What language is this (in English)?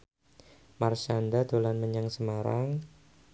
Javanese